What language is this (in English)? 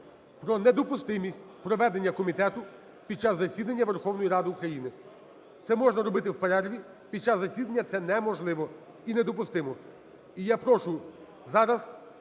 Ukrainian